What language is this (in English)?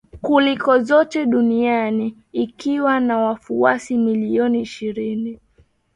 Swahili